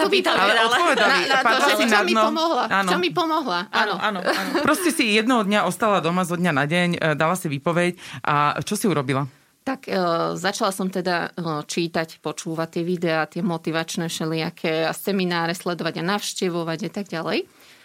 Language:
Slovak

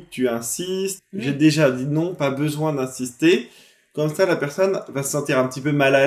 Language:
French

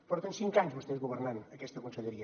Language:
Catalan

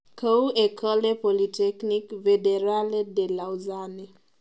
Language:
Kalenjin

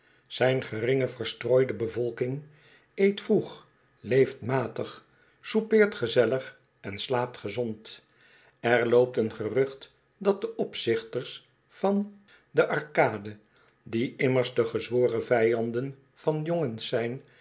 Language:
Dutch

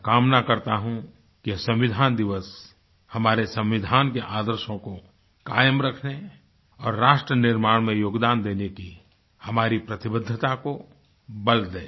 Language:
Hindi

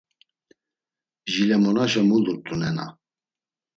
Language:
Laz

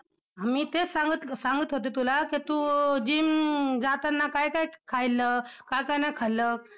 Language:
Marathi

